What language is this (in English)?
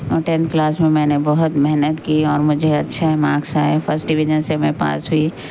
Urdu